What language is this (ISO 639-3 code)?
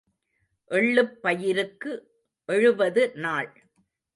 tam